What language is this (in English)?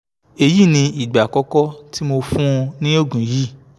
Yoruba